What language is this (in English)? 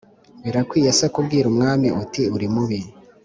Kinyarwanda